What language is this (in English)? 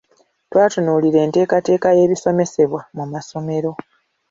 Ganda